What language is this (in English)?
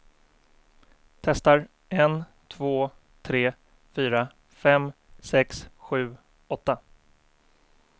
Swedish